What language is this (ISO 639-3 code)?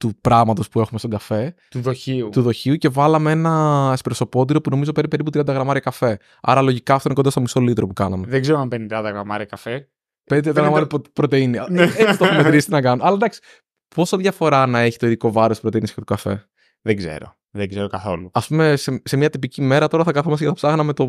ell